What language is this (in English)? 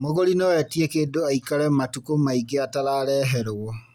Kikuyu